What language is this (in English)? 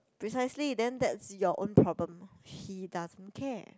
English